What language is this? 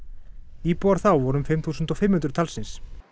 Icelandic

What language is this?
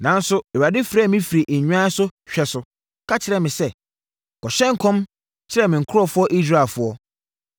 Akan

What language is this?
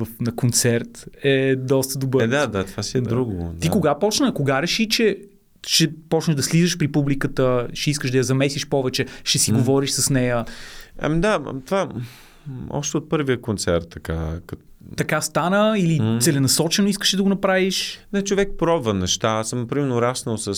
Bulgarian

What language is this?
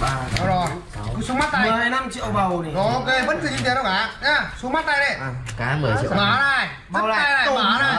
Vietnamese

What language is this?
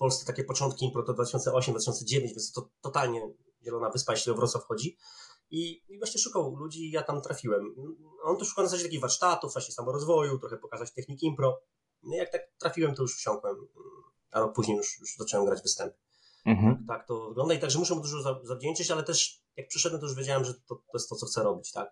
Polish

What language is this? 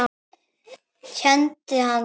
Icelandic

